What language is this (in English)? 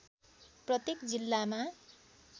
Nepali